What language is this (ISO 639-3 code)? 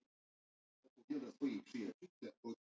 isl